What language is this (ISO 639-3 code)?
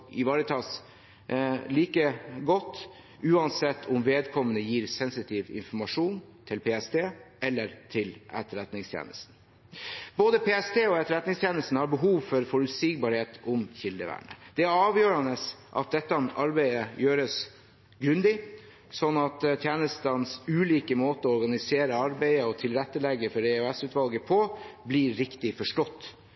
nob